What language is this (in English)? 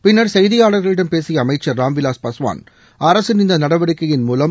Tamil